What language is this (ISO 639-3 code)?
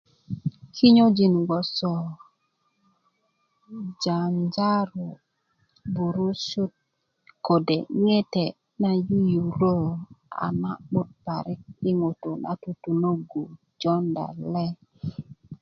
ukv